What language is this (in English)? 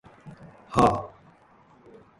Japanese